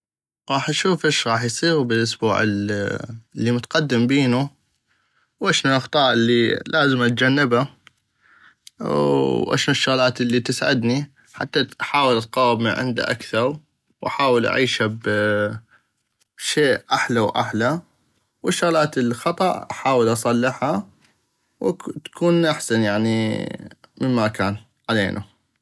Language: North Mesopotamian Arabic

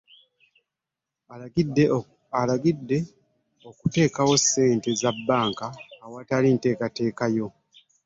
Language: Ganda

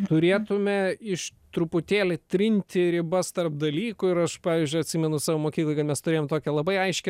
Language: Lithuanian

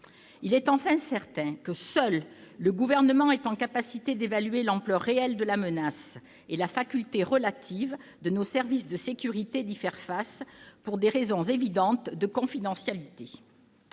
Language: French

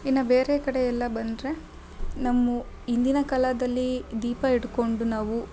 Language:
Kannada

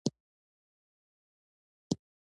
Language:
Pashto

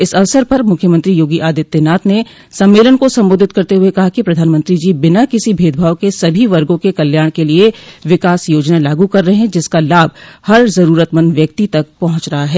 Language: Hindi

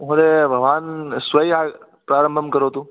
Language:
Sanskrit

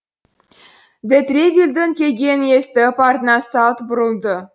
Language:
Kazakh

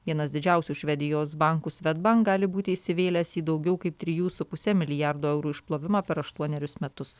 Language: Lithuanian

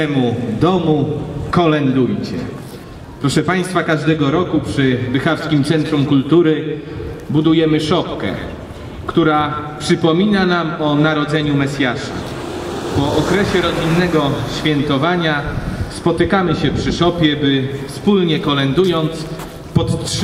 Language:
Polish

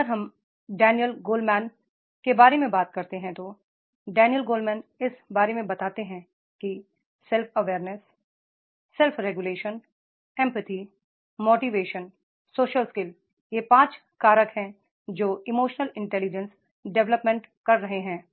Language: Hindi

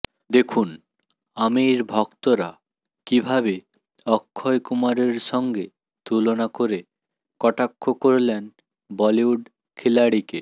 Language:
Bangla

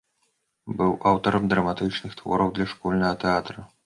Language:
Belarusian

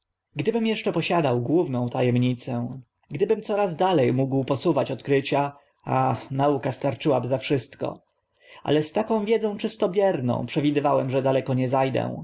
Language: Polish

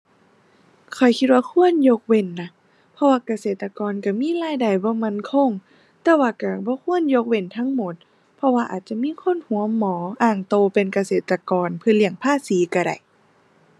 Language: Thai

